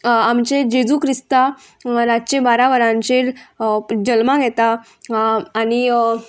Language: Konkani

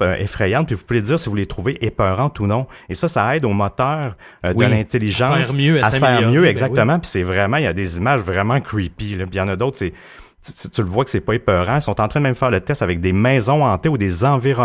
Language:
French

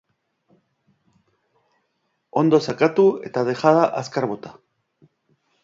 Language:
Basque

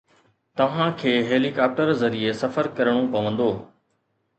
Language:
Sindhi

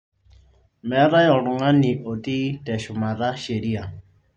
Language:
Masai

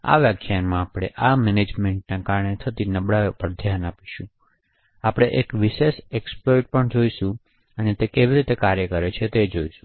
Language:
Gujarati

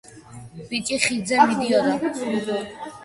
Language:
Georgian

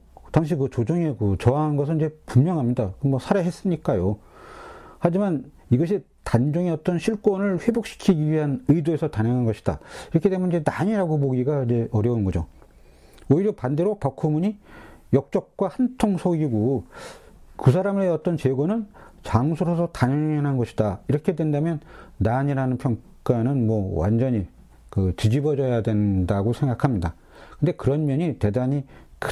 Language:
Korean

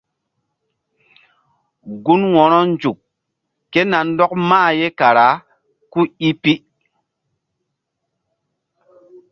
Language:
Mbum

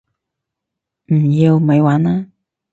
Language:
Cantonese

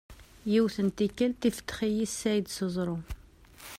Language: Kabyle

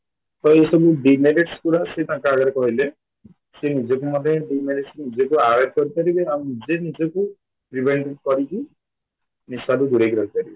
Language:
Odia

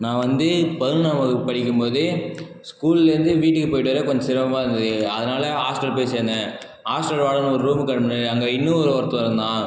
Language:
Tamil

